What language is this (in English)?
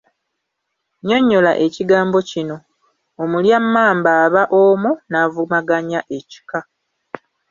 Ganda